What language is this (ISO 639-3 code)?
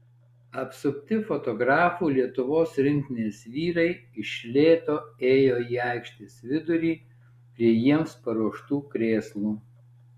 lit